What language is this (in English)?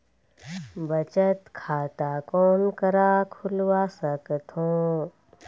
Chhattisgarhi